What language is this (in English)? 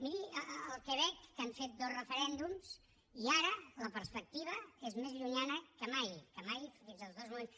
Catalan